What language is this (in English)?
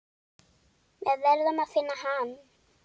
Icelandic